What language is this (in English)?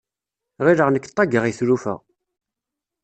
Kabyle